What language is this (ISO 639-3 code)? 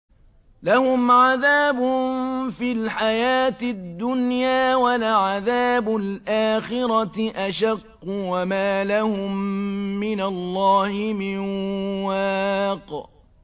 ara